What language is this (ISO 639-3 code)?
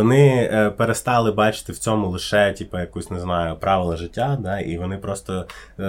ukr